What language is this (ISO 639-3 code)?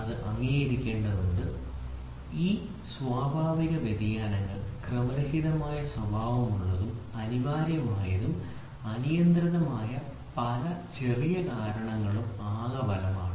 mal